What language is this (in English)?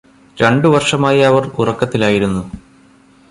Malayalam